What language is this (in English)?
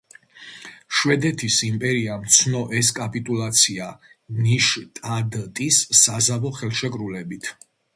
Georgian